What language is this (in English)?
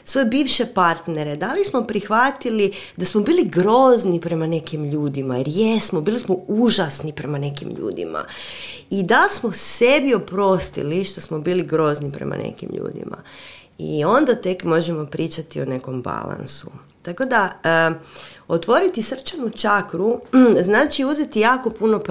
Croatian